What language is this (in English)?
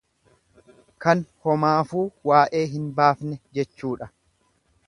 Oromo